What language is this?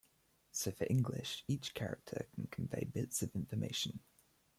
English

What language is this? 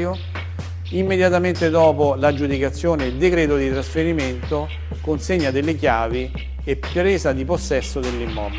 Italian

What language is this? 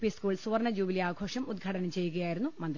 Malayalam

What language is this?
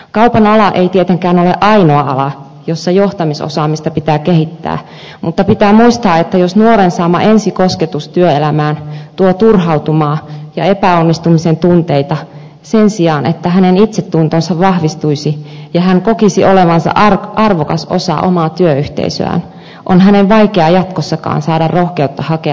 Finnish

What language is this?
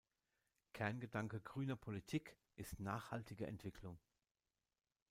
German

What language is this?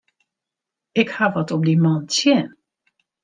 Western Frisian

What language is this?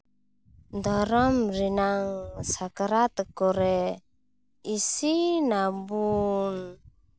Santali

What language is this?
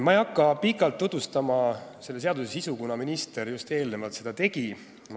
Estonian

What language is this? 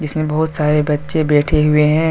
Hindi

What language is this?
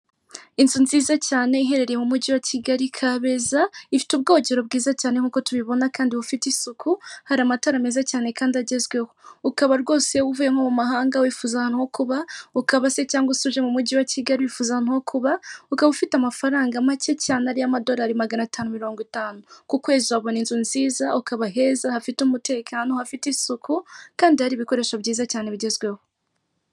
Kinyarwanda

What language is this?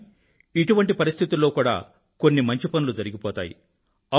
Telugu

